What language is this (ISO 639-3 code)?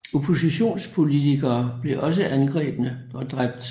dan